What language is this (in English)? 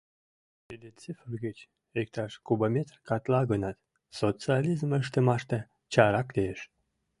Mari